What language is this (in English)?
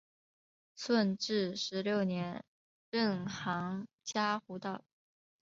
Chinese